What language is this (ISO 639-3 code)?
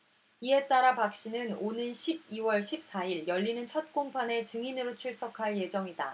kor